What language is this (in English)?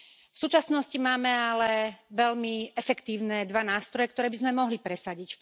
Slovak